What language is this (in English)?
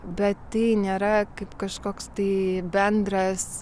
Lithuanian